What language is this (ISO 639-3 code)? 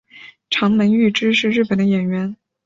zho